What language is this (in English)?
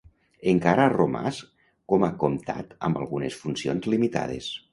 Catalan